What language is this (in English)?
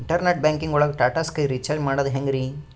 Kannada